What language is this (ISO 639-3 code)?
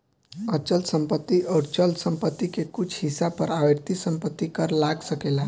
bho